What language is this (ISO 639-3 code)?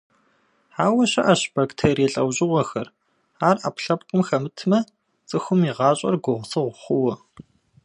kbd